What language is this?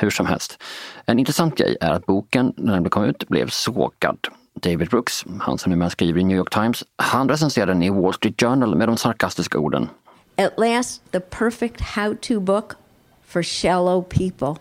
Swedish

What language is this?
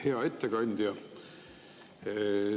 Estonian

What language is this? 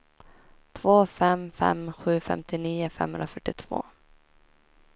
Swedish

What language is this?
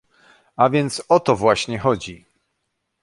Polish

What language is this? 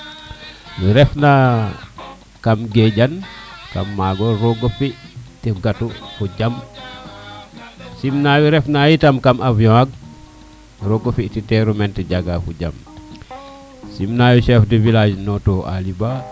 Serer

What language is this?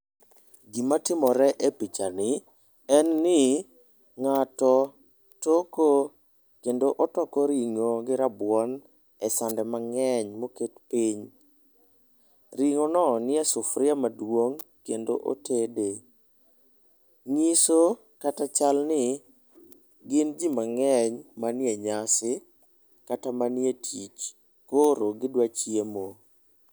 Luo (Kenya and Tanzania)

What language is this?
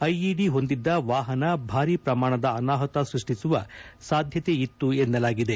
Kannada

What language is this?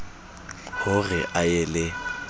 Southern Sotho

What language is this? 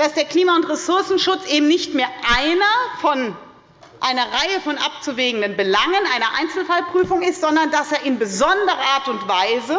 German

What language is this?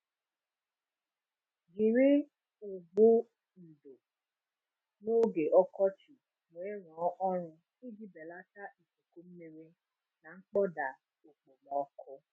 Igbo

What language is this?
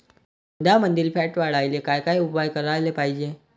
Marathi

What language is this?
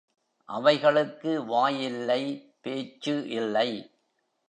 Tamil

